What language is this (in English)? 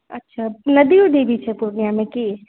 Maithili